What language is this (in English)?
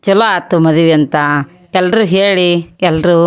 Kannada